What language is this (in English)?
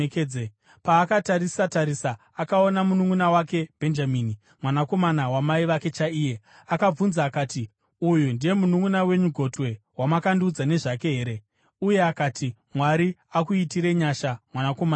Shona